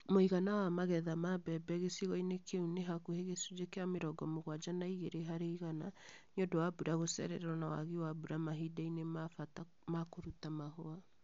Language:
Kikuyu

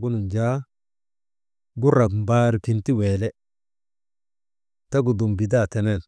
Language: Maba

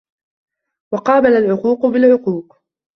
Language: Arabic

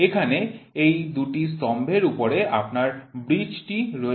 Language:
Bangla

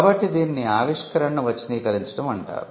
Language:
Telugu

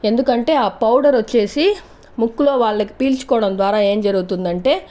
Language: Telugu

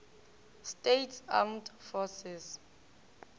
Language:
Northern Sotho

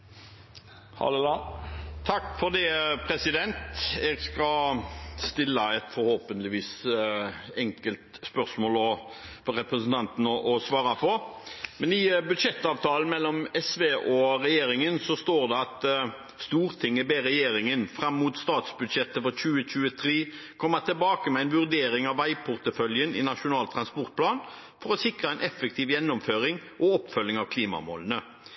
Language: Norwegian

